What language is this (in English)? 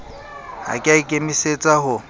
Southern Sotho